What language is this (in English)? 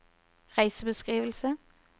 Norwegian